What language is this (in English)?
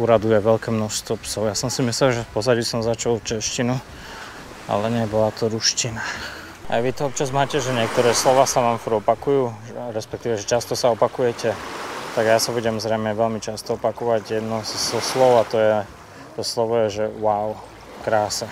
Slovak